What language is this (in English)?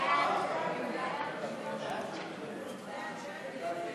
Hebrew